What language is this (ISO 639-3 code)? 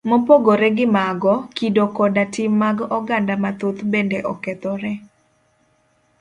luo